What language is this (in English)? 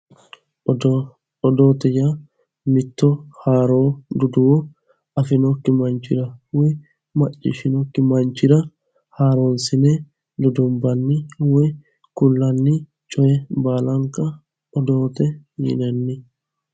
Sidamo